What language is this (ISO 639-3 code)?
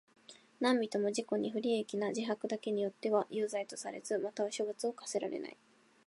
jpn